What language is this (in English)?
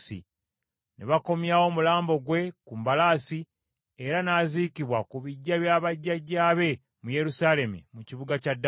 Ganda